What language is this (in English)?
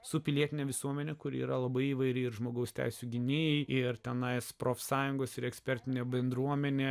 Lithuanian